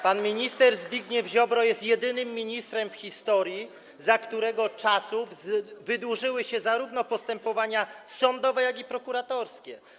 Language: Polish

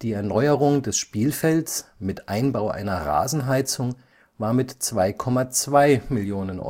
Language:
German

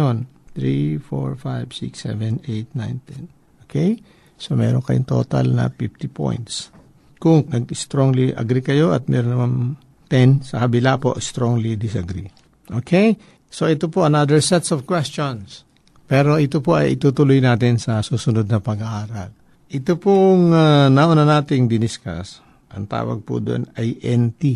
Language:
Filipino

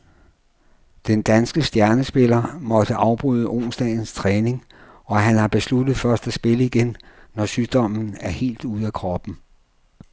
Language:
Danish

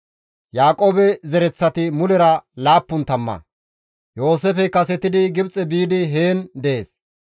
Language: Gamo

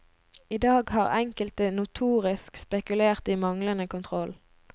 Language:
Norwegian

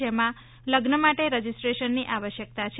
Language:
Gujarati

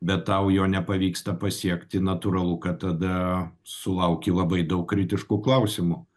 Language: Lithuanian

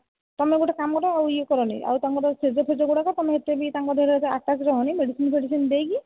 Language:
Odia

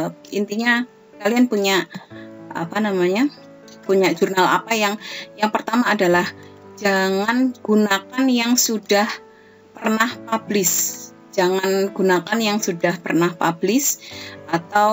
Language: Indonesian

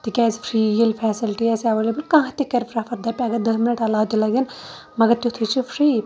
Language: Kashmiri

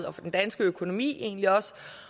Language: Danish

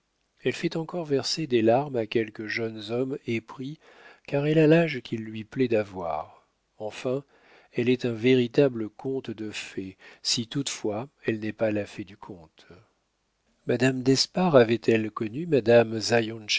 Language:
French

